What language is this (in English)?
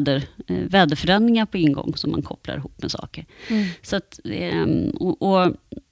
Swedish